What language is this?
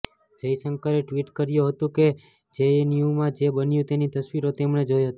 Gujarati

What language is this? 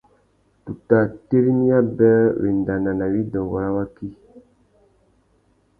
Tuki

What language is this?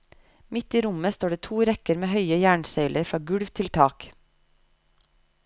Norwegian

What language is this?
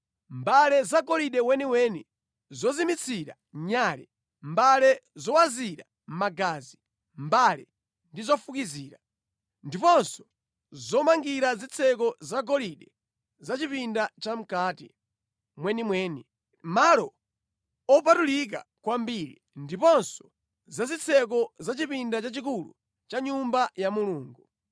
Nyanja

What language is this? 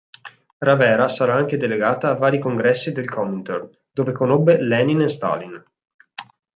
Italian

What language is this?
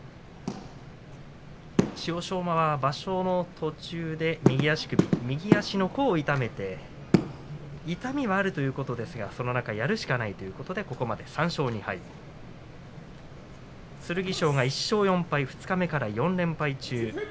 Japanese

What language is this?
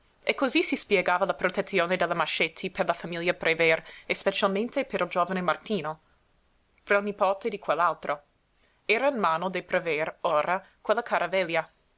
Italian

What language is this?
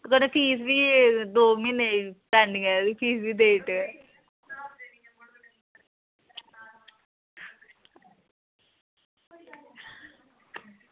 Dogri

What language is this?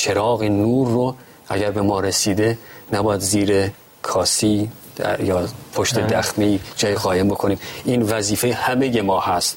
Persian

